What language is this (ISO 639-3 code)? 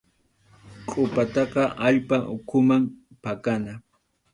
qxu